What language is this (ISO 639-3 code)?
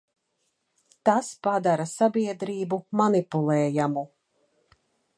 lav